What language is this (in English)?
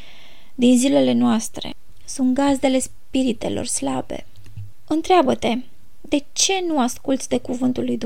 Romanian